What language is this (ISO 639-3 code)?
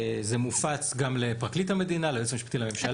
heb